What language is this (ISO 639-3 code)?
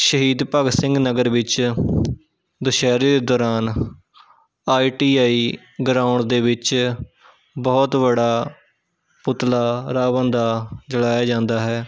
pan